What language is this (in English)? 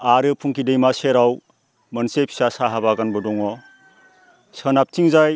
Bodo